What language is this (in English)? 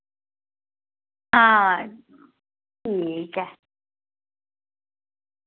Dogri